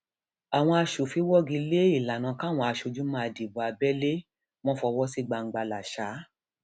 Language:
Yoruba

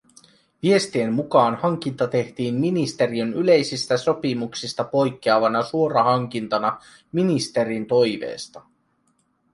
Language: Finnish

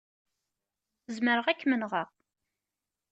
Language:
Kabyle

